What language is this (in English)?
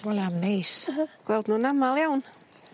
Welsh